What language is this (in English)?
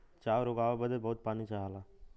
Bhojpuri